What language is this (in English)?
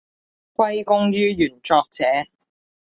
Cantonese